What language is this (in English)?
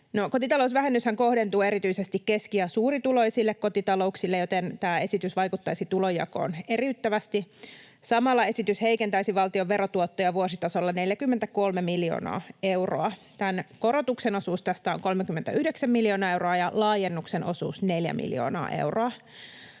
Finnish